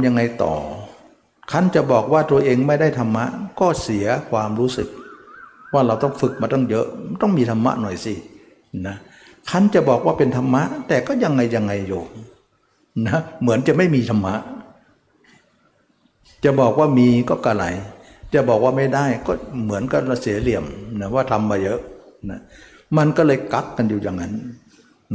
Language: Thai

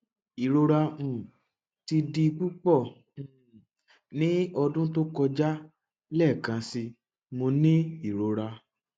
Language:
Yoruba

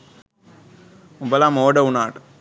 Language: Sinhala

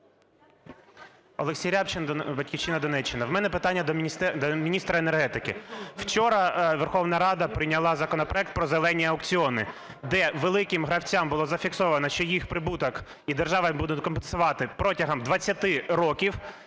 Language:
Ukrainian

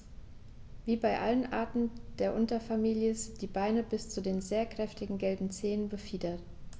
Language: German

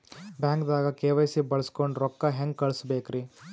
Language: Kannada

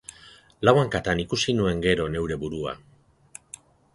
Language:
Basque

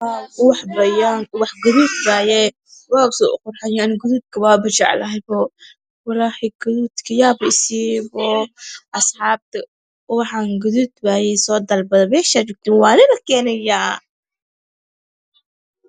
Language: Somali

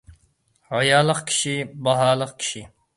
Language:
Uyghur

